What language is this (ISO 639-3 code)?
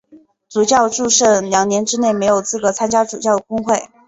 zho